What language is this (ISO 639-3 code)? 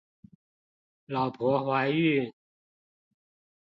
zho